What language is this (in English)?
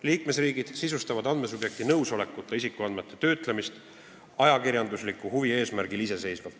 Estonian